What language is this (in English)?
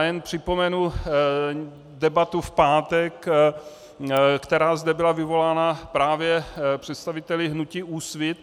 Czech